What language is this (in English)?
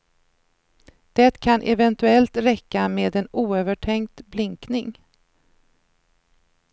Swedish